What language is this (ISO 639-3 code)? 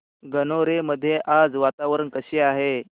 mar